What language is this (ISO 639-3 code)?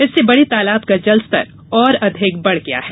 hin